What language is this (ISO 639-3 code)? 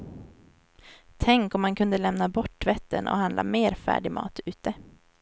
swe